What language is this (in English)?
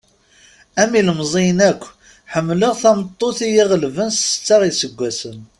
Kabyle